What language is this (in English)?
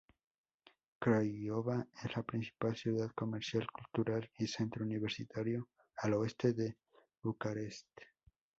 Spanish